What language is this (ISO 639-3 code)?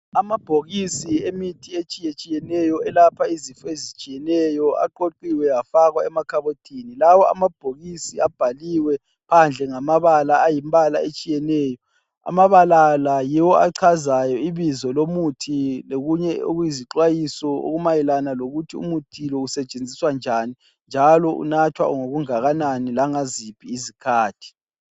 nde